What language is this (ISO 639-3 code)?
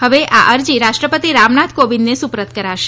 guj